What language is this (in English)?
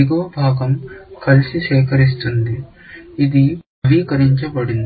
Telugu